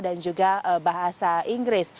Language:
Indonesian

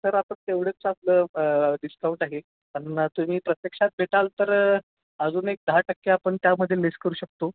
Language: Marathi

